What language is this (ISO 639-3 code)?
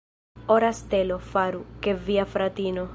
epo